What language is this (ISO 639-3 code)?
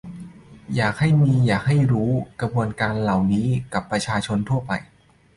tha